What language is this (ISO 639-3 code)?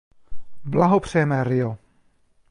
ces